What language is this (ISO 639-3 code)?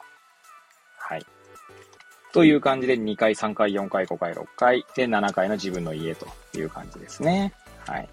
jpn